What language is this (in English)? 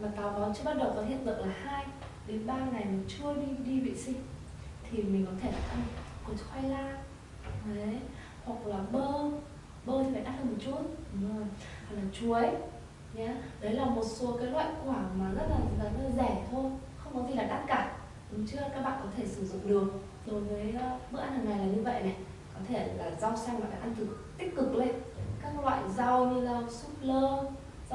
Vietnamese